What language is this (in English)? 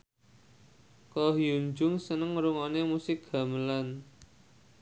Javanese